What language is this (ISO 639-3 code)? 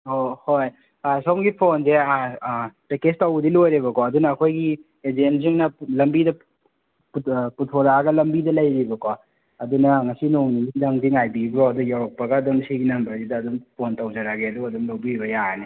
mni